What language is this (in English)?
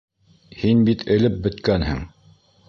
Bashkir